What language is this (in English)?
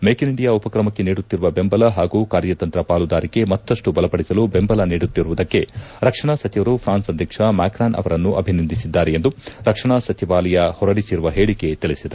Kannada